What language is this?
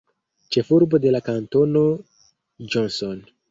Esperanto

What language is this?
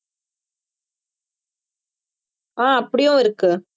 Tamil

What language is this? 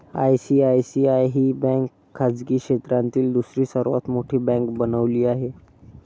Marathi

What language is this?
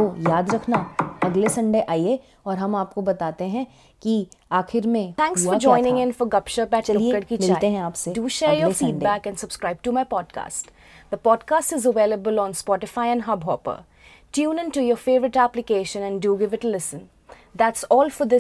Hindi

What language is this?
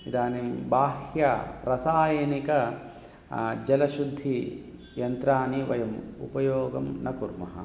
Sanskrit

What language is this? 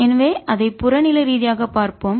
Tamil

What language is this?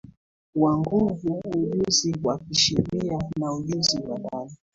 Swahili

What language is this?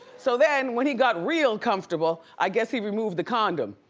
English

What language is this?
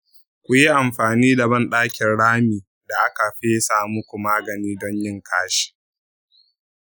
Hausa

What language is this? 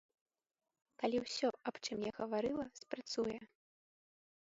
Belarusian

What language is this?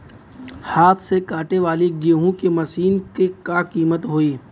Bhojpuri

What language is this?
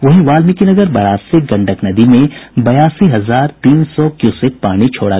Hindi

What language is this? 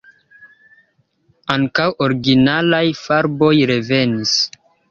Esperanto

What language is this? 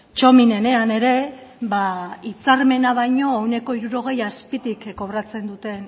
Basque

